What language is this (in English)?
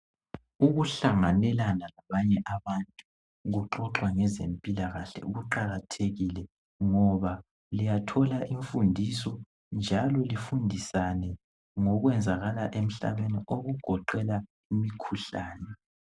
North Ndebele